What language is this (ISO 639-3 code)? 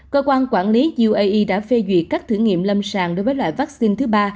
vie